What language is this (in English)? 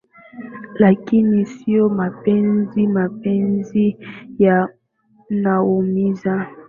Swahili